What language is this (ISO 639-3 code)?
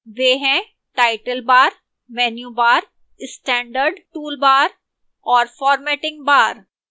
hin